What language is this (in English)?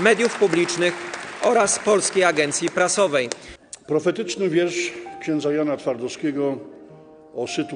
Polish